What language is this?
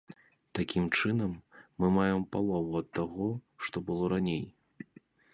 Belarusian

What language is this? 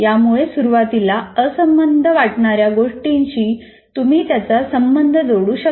Marathi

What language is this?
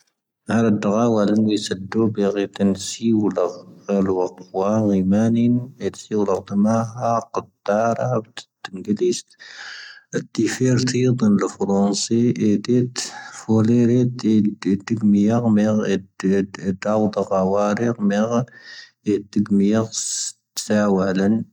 Tahaggart Tamahaq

